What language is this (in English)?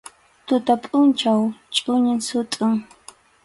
Arequipa-La Unión Quechua